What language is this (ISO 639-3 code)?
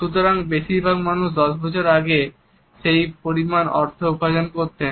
ben